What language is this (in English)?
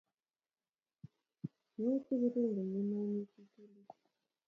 Kalenjin